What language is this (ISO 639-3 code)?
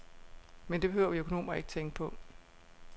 dan